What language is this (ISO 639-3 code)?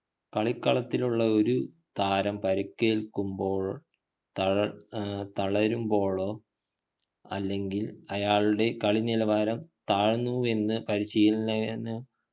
mal